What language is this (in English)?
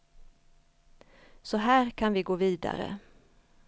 Swedish